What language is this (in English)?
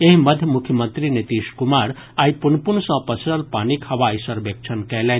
Maithili